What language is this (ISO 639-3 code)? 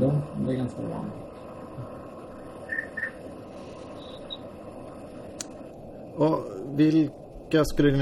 swe